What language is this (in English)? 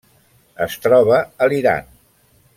Catalan